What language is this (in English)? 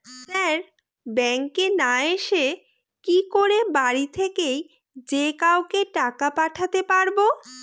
Bangla